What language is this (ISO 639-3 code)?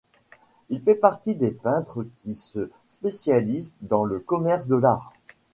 fra